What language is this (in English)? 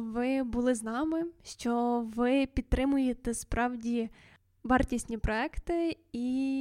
Ukrainian